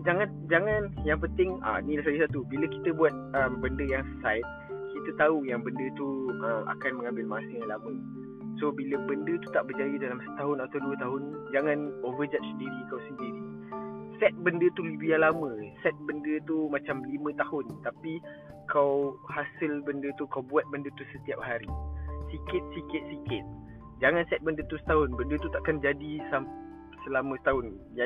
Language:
Malay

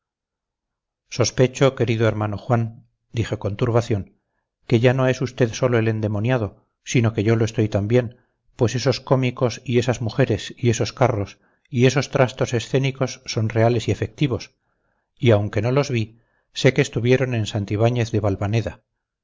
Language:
Spanish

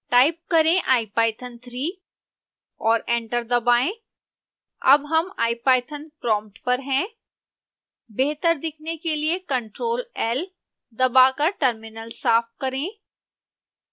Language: Hindi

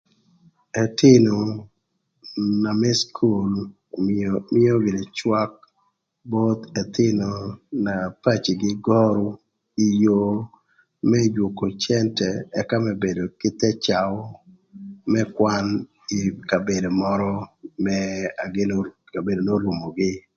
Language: Thur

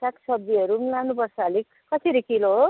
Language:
Nepali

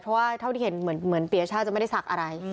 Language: Thai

